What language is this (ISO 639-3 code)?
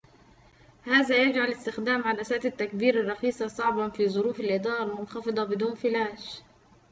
ara